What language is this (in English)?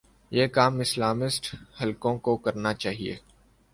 Urdu